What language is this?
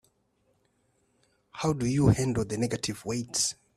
English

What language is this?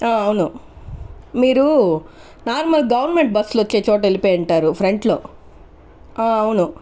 Telugu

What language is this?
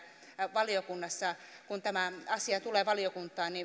Finnish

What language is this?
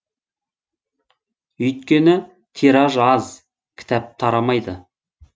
Kazakh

